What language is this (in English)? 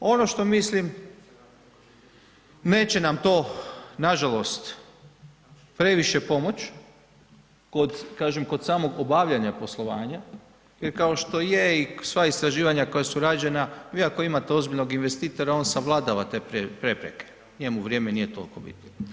Croatian